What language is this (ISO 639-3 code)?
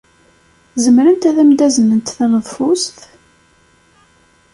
kab